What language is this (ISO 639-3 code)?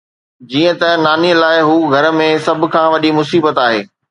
snd